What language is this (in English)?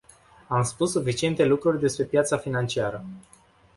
Romanian